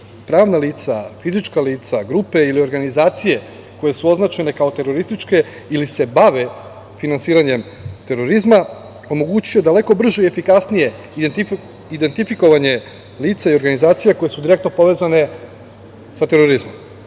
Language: Serbian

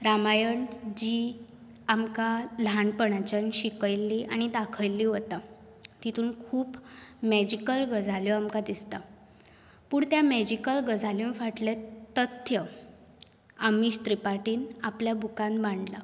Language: Konkani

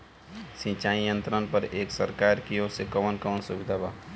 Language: Bhojpuri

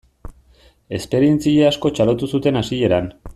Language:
Basque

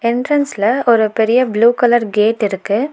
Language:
Tamil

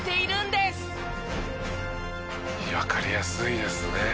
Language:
Japanese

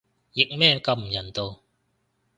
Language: Cantonese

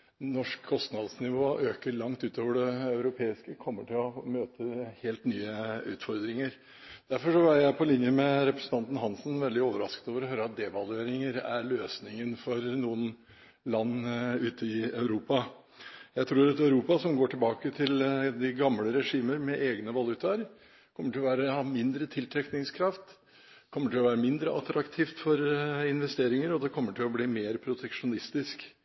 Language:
Norwegian Bokmål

